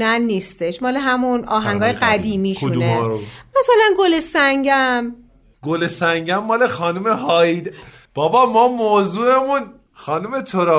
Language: Persian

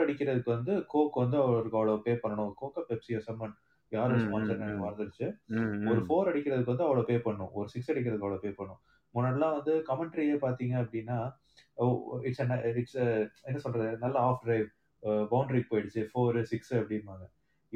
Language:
Tamil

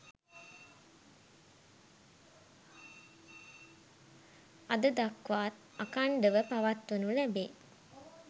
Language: Sinhala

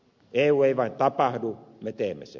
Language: Finnish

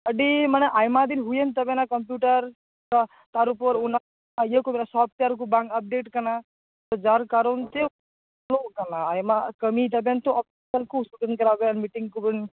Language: Santali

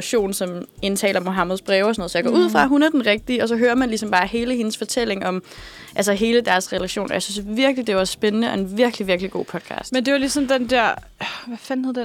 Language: Danish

